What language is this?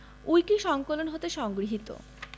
Bangla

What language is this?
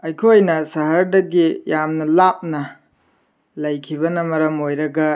Manipuri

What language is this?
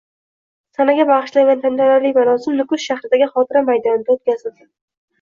Uzbek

